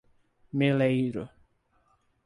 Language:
Portuguese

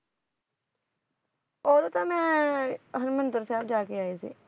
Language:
Punjabi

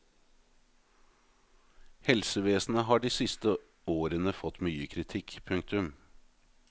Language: Norwegian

